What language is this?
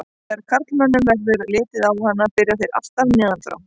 Icelandic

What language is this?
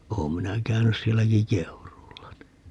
Finnish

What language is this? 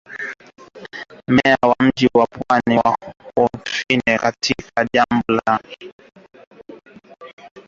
Swahili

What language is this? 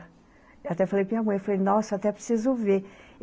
Portuguese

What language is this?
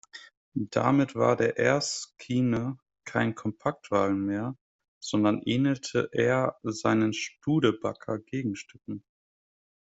German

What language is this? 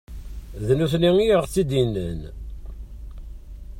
Kabyle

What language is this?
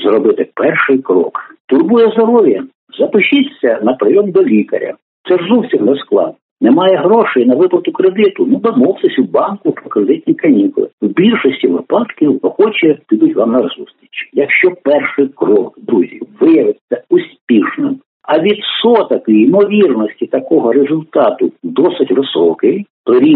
Ukrainian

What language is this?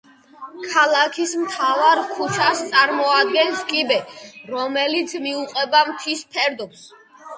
Georgian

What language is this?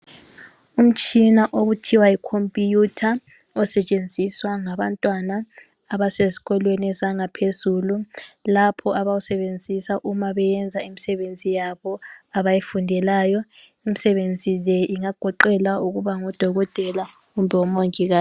North Ndebele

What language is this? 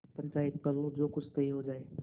Hindi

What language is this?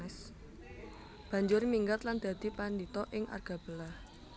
Javanese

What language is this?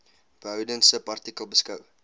Afrikaans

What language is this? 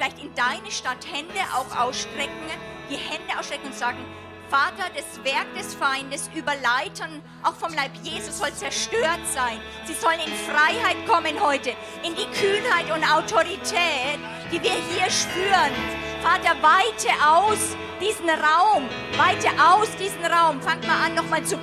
German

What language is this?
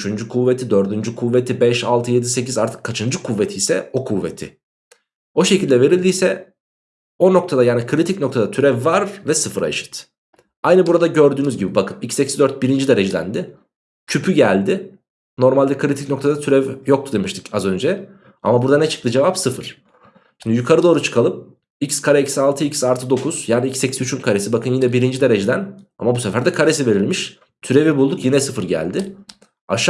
Turkish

